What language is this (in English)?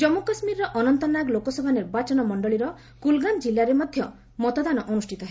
Odia